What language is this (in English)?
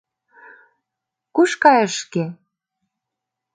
Mari